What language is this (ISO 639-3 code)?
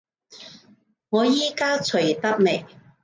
yue